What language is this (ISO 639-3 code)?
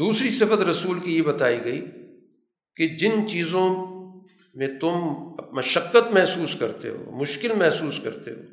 urd